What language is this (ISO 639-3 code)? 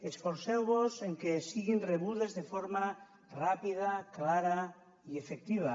cat